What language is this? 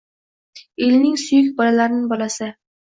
Uzbek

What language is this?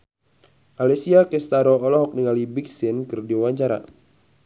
Sundanese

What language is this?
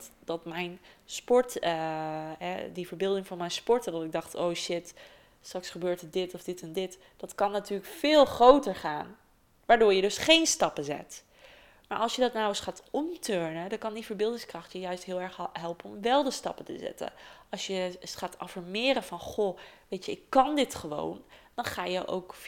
Dutch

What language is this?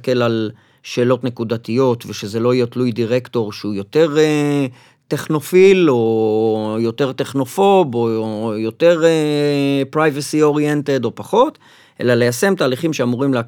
Hebrew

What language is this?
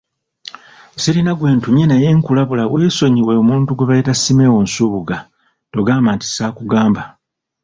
Ganda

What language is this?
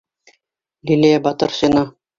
Bashkir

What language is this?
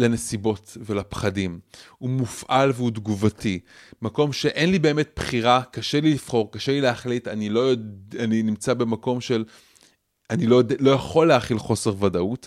Hebrew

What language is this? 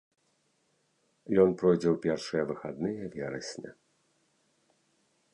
Belarusian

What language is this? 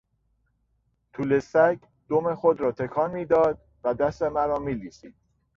Persian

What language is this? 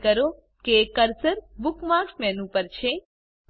Gujarati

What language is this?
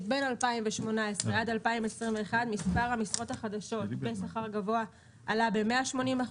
Hebrew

